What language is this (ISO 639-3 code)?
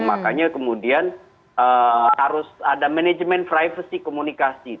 ind